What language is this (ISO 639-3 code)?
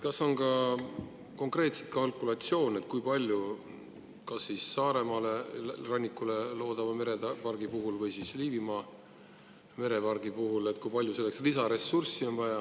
est